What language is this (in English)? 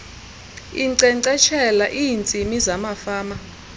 Xhosa